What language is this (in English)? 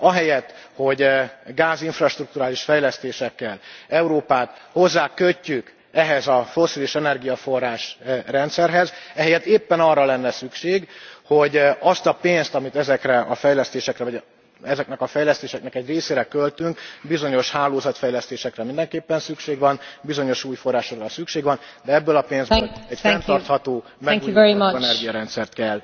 Hungarian